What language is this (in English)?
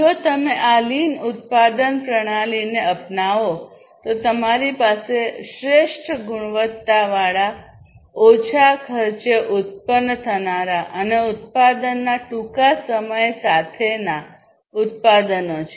Gujarati